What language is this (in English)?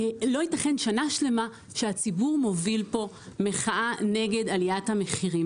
Hebrew